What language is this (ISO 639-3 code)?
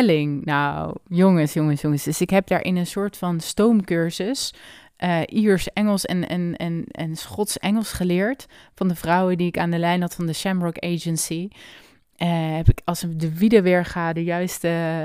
nld